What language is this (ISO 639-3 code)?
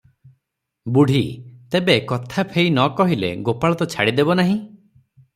ori